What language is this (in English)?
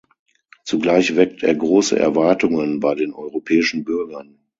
German